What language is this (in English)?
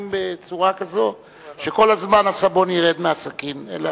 Hebrew